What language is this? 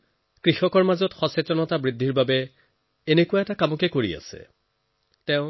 Assamese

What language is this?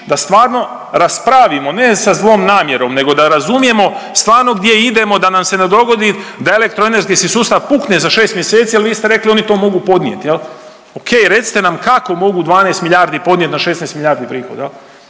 Croatian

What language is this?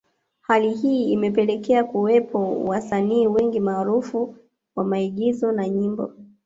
Swahili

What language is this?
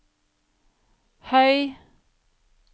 Norwegian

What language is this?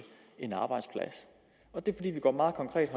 Danish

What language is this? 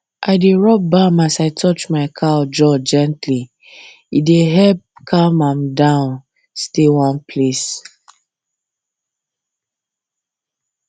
Nigerian Pidgin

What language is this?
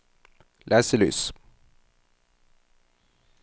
Norwegian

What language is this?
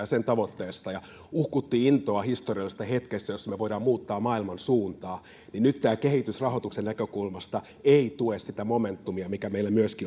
Finnish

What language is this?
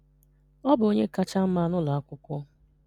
Igbo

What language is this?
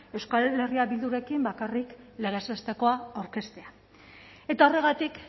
Basque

